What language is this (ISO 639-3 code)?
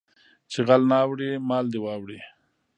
pus